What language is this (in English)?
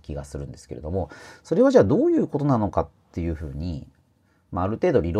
Japanese